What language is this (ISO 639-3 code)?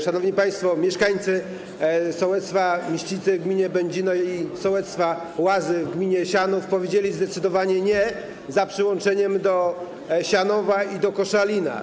pol